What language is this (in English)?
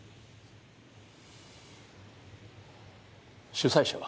Japanese